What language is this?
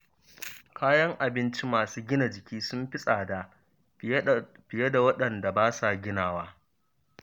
Hausa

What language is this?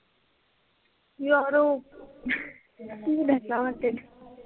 Punjabi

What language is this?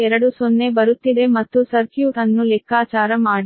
Kannada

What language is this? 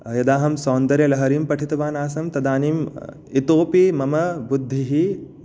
Sanskrit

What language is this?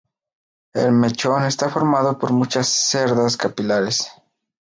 Spanish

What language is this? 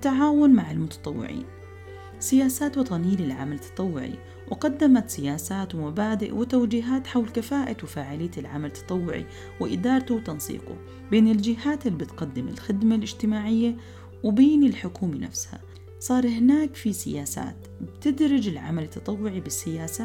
Arabic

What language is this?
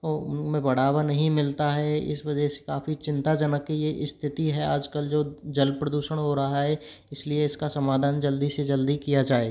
Hindi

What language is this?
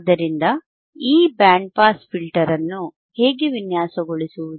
Kannada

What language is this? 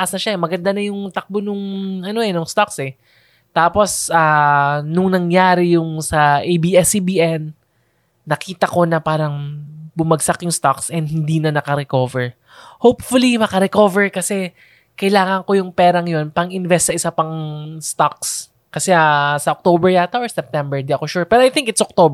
Filipino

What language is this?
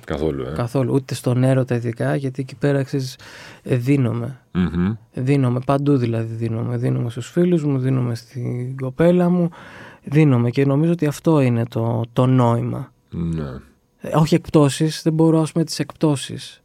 Greek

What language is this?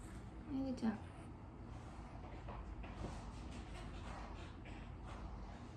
Korean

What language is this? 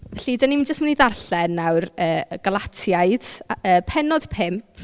Welsh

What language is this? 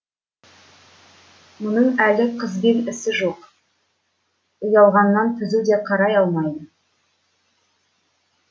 Kazakh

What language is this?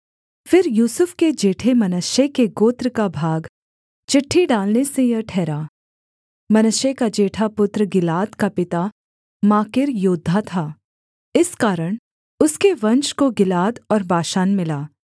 Hindi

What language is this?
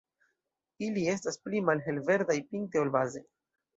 Esperanto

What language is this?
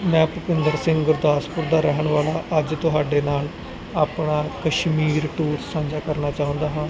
Punjabi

